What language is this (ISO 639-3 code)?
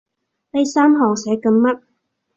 yue